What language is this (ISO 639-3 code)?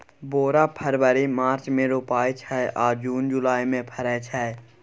mai